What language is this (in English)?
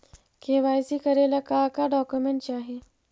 Magahi